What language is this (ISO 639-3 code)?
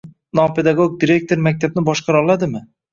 uzb